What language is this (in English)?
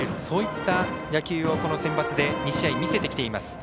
Japanese